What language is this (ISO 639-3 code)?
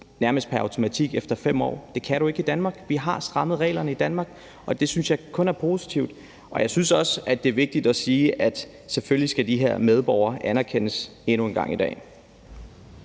dan